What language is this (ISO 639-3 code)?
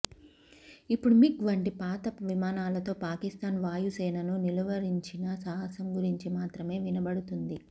tel